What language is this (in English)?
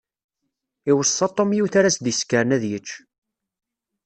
Kabyle